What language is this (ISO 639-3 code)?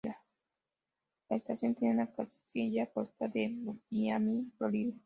spa